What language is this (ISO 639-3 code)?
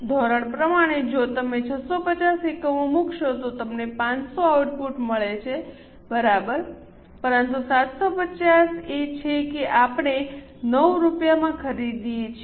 guj